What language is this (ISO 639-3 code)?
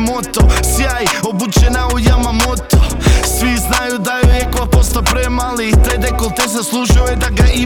hrv